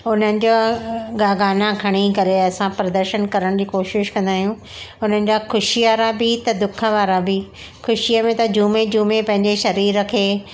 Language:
Sindhi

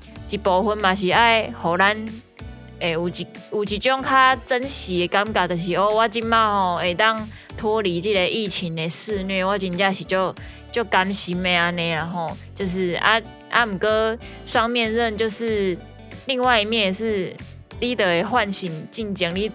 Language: Chinese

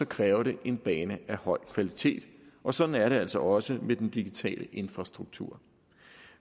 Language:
Danish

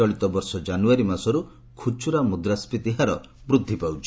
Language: Odia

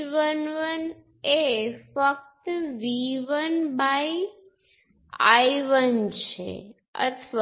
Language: Gujarati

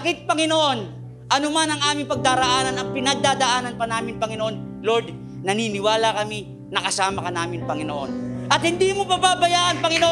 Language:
Filipino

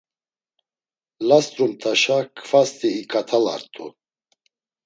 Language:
Laz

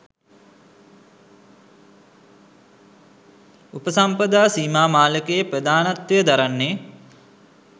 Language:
Sinhala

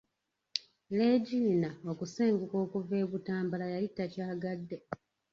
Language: Ganda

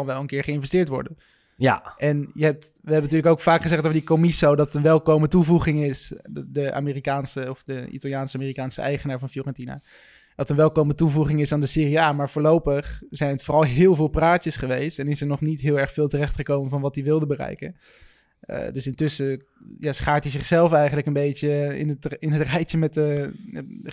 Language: Dutch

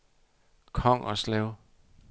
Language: Danish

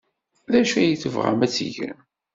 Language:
Kabyle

